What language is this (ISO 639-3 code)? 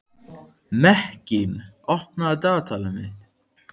isl